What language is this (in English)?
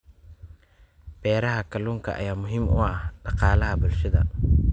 Somali